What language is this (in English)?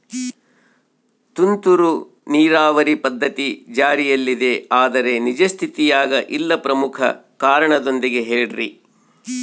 Kannada